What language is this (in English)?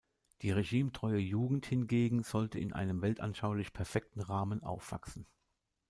German